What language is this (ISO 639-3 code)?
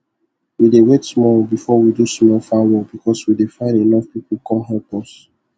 pcm